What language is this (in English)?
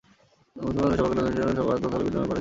Bangla